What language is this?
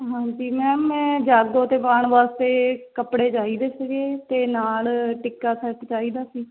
Punjabi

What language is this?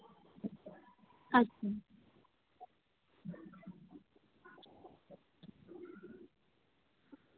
Santali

